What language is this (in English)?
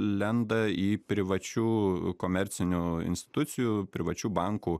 Lithuanian